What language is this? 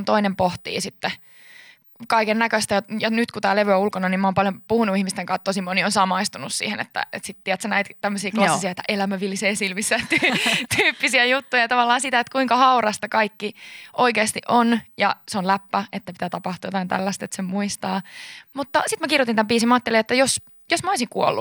Finnish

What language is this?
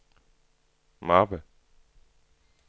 Danish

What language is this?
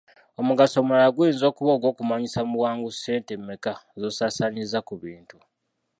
Ganda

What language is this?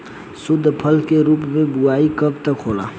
Bhojpuri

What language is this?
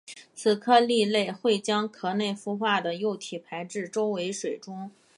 Chinese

